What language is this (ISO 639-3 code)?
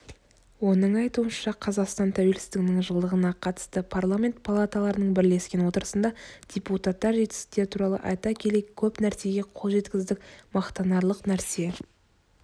kaz